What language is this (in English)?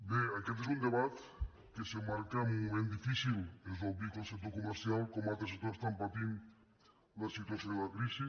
Catalan